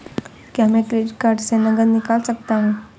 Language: Hindi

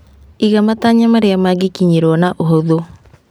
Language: Kikuyu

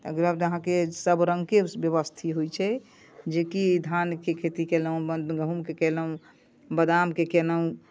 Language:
Maithili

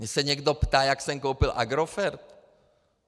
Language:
Czech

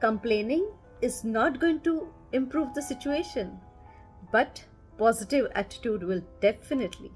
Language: English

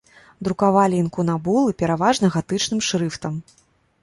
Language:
Belarusian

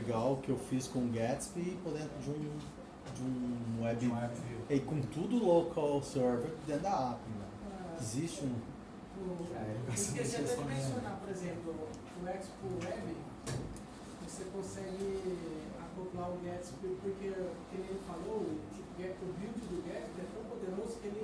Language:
Portuguese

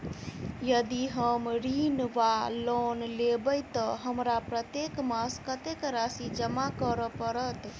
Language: Maithili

